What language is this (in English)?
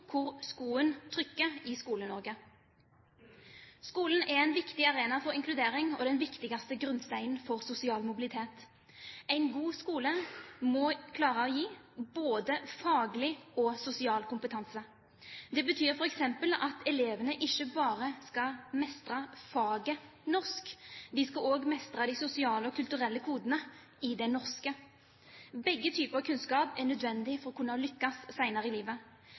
Norwegian Bokmål